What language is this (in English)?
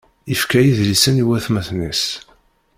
Kabyle